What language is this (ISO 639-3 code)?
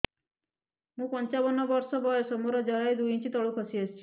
ori